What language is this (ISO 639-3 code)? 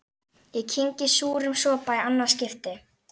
isl